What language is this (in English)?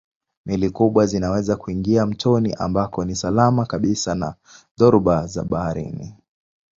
Swahili